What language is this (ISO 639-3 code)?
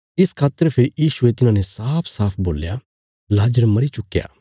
kfs